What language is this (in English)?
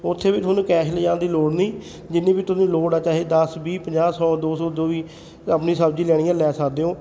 Punjabi